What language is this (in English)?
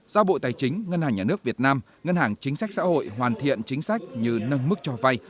Vietnamese